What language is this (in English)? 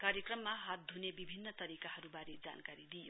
Nepali